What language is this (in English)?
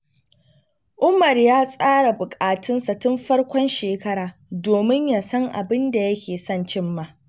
Hausa